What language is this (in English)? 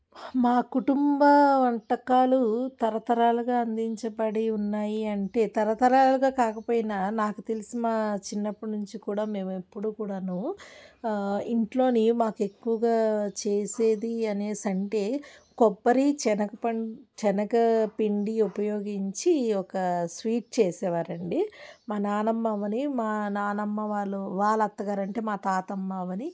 Telugu